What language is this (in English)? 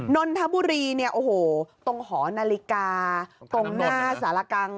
Thai